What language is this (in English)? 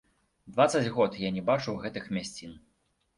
Belarusian